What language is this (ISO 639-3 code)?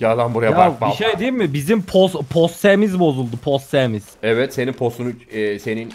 tur